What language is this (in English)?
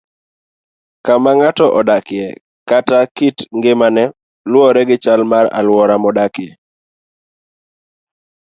Luo (Kenya and Tanzania)